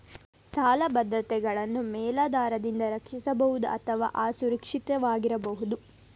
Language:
Kannada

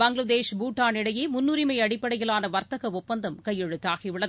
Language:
Tamil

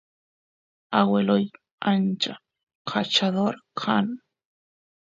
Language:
Santiago del Estero Quichua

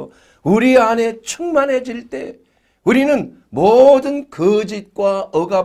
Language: Korean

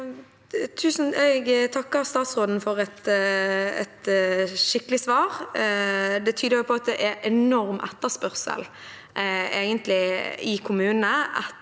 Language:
Norwegian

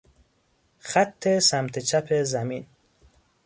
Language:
Persian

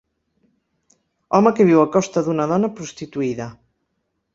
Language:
Catalan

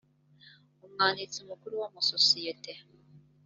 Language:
Kinyarwanda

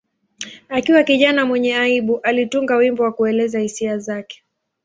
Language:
Swahili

